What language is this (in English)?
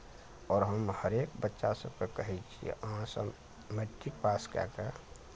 Maithili